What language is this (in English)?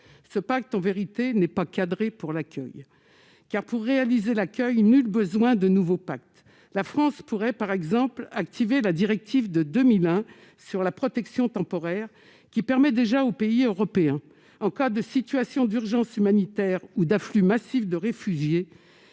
French